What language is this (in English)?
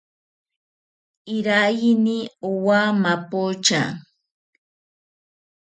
South Ucayali Ashéninka